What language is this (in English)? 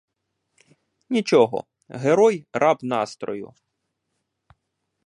Ukrainian